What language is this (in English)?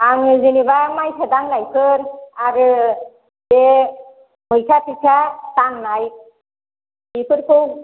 Bodo